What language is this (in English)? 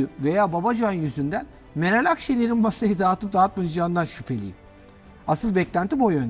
Turkish